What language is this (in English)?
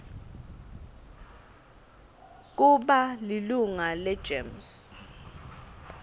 Swati